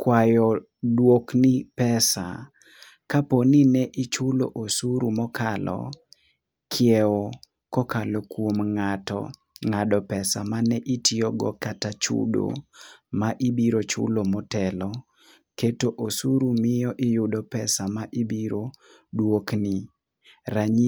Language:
Luo (Kenya and Tanzania)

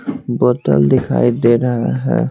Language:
Hindi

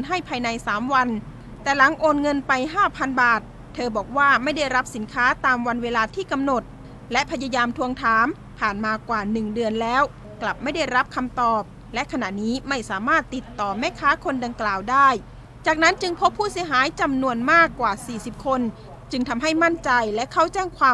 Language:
Thai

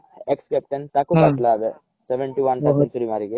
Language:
Odia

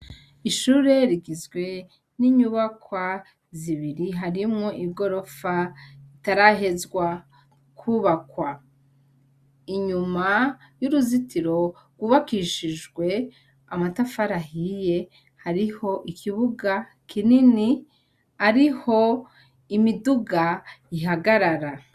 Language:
Rundi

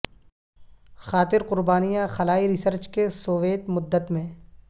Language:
Urdu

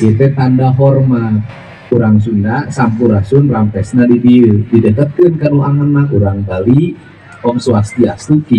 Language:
Indonesian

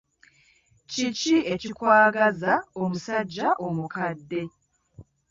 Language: Ganda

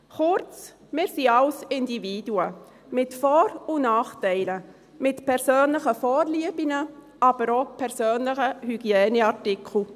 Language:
Swiss German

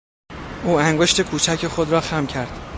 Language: Persian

